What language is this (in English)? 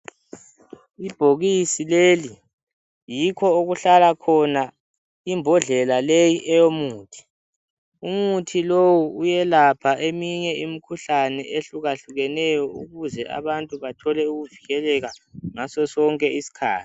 North Ndebele